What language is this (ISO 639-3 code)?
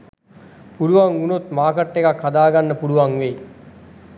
sin